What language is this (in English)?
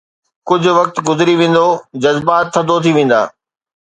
Sindhi